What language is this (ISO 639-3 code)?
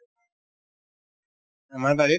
asm